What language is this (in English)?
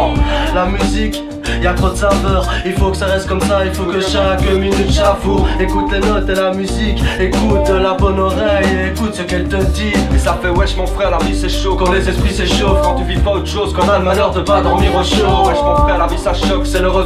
French